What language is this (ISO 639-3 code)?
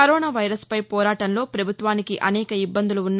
tel